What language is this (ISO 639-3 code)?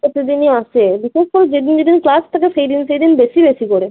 ben